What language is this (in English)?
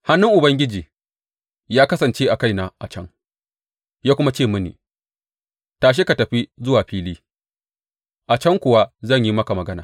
Hausa